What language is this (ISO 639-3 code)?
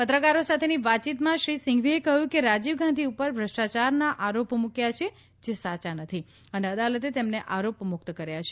guj